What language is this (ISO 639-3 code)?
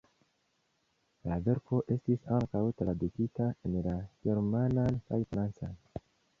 epo